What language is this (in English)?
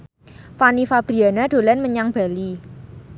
Javanese